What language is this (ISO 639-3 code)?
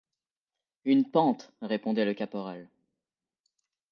fra